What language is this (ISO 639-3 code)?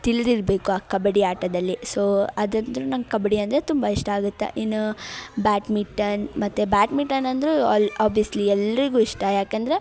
kan